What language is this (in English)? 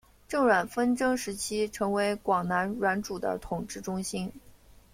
Chinese